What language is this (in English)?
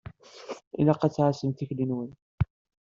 Kabyle